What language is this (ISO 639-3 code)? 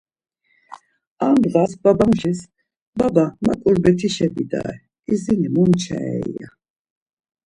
lzz